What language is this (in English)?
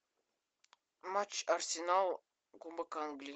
Russian